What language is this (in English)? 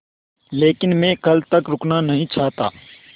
Hindi